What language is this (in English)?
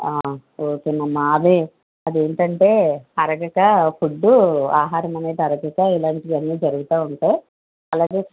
Telugu